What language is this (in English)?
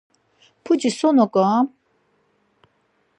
Laz